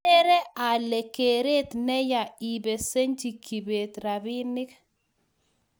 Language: Kalenjin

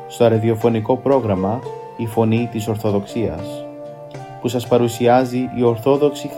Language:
Greek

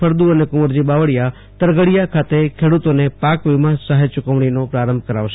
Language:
Gujarati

